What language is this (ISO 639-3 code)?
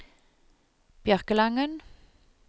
nor